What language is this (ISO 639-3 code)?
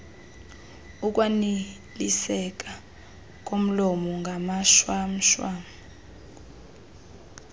xho